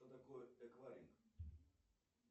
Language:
Russian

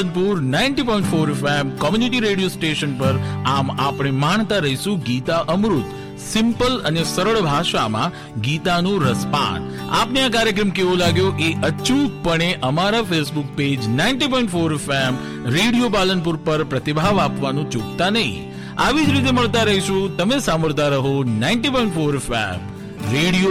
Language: Gujarati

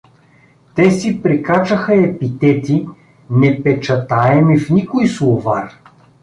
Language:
Bulgarian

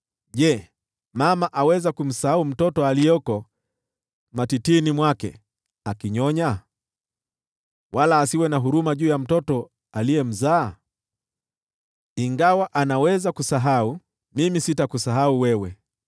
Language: Swahili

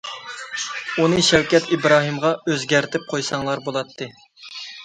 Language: Uyghur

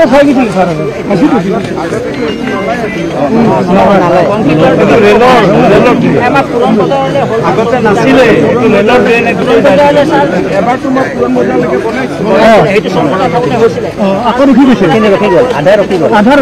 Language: Bangla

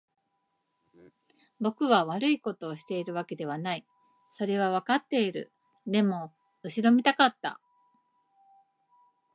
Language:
Japanese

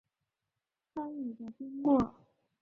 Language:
Chinese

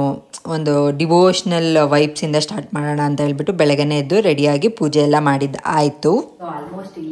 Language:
Kannada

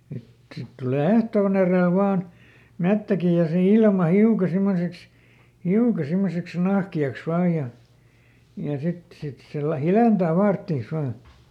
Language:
Finnish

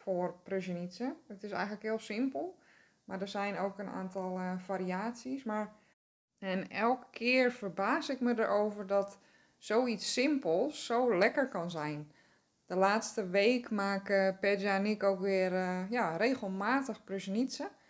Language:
Dutch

